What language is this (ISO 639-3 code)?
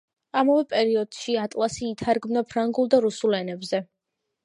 kat